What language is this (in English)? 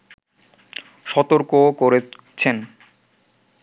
Bangla